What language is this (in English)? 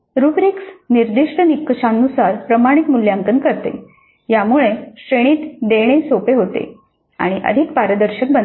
Marathi